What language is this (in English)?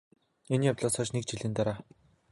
Mongolian